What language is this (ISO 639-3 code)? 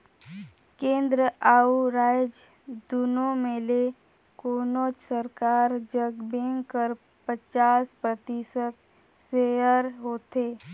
hne